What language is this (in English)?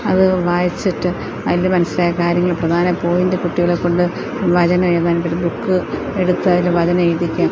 Malayalam